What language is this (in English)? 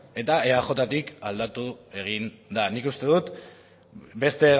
Basque